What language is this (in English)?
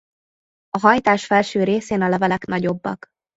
Hungarian